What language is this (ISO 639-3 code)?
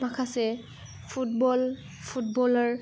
brx